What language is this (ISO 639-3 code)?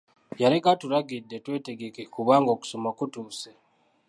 lug